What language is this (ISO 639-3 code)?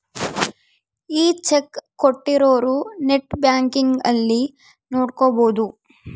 kan